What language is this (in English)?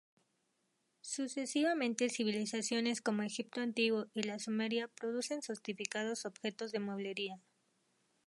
Spanish